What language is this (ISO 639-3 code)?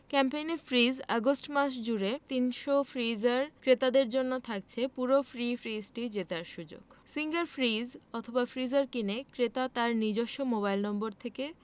ben